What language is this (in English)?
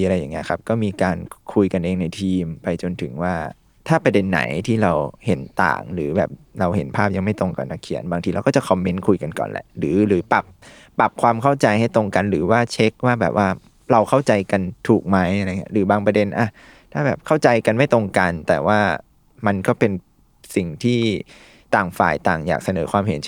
Thai